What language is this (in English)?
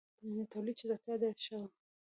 Pashto